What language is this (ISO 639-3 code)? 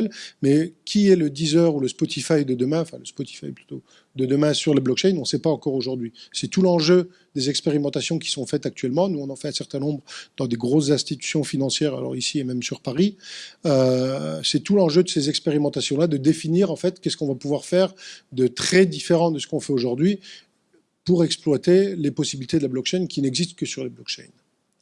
fra